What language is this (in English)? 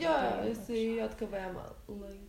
Lithuanian